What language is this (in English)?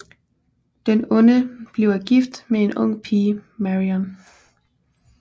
Danish